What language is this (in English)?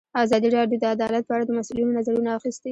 Pashto